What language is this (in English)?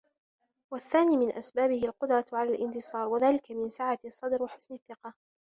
Arabic